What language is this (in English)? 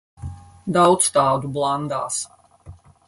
Latvian